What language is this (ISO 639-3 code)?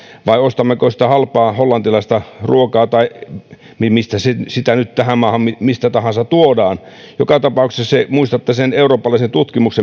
fin